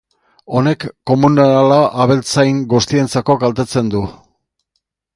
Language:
Basque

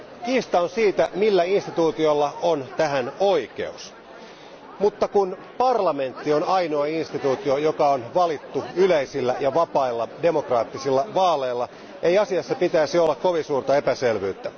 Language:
Finnish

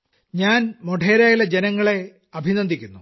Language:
Malayalam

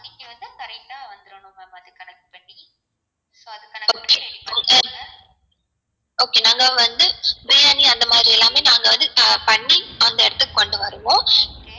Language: Tamil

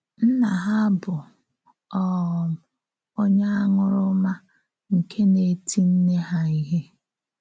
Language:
Igbo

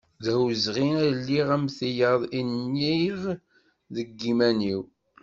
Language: Kabyle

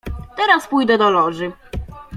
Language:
Polish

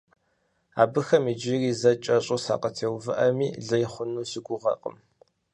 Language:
Kabardian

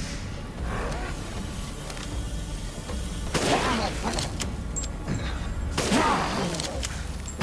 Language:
Russian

